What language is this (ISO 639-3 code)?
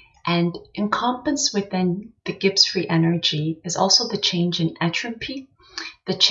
eng